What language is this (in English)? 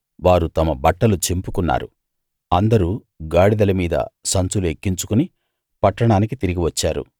Telugu